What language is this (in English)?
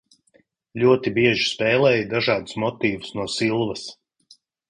Latvian